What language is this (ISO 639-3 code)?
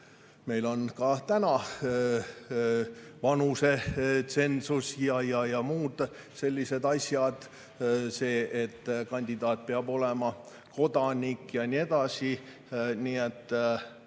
est